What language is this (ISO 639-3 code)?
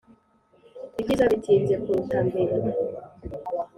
kin